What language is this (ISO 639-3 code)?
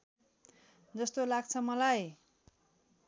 nep